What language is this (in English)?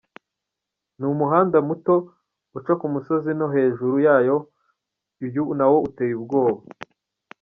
Kinyarwanda